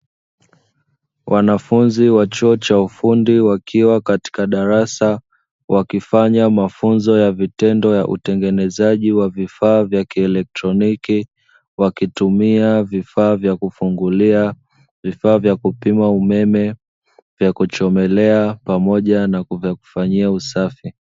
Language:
Swahili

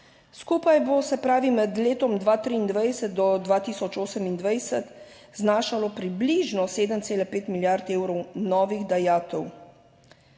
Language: Slovenian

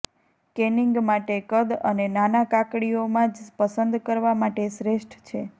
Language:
Gujarati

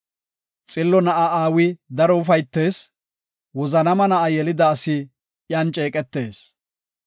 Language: Gofa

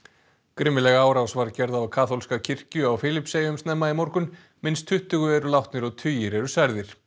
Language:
Icelandic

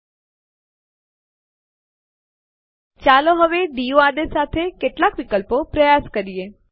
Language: Gujarati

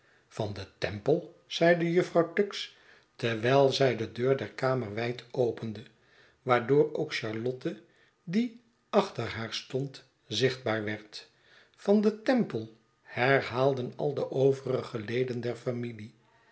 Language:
Dutch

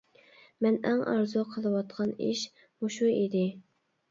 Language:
Uyghur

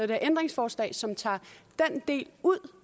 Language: Danish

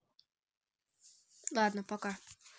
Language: Russian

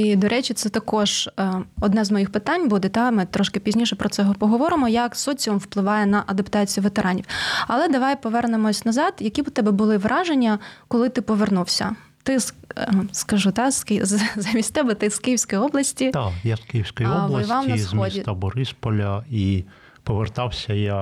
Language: Ukrainian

